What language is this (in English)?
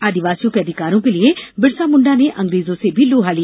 Hindi